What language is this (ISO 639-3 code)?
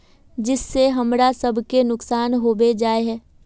mag